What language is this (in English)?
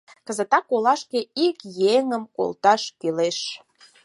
Mari